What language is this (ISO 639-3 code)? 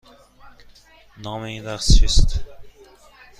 fas